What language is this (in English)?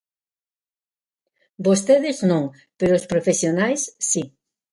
Galician